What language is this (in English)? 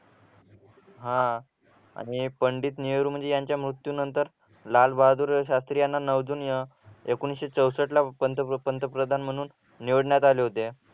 Marathi